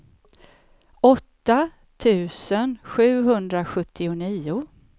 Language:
Swedish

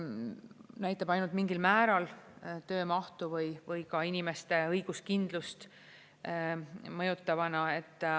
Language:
Estonian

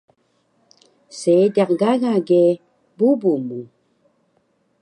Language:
Taroko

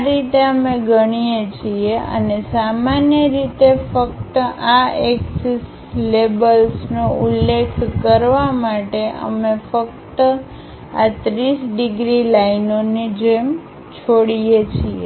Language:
Gujarati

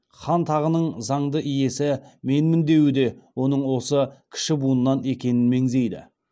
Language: Kazakh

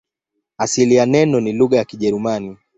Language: Swahili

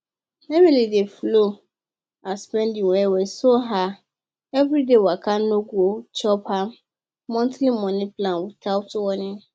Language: Nigerian Pidgin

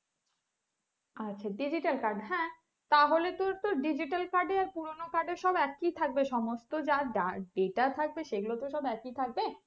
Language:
Bangla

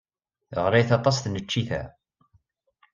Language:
Kabyle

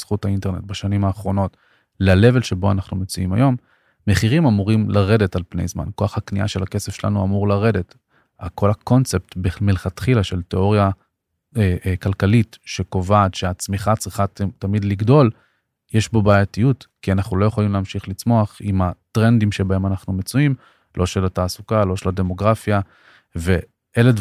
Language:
Hebrew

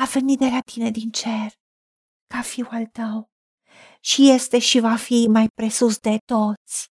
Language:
Romanian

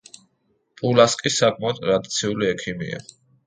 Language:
Georgian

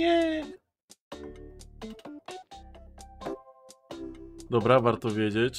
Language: Polish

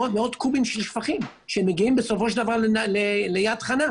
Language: Hebrew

